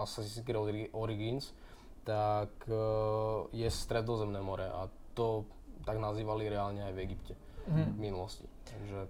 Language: Czech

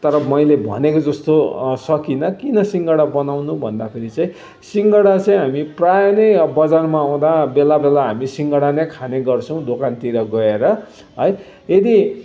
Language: Nepali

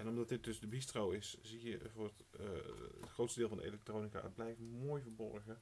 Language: Dutch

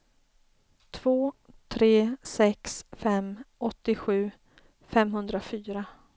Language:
Swedish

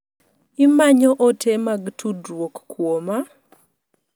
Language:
Luo (Kenya and Tanzania)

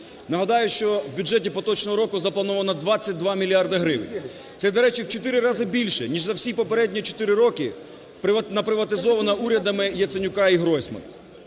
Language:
Ukrainian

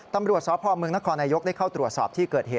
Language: Thai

